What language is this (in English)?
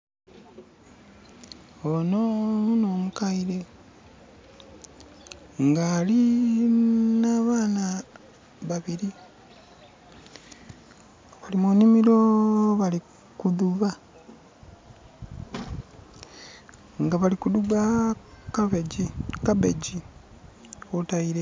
Soga